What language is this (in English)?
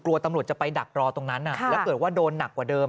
Thai